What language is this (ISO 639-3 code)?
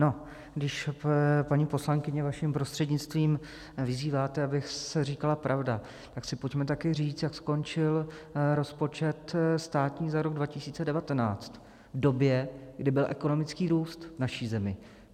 ces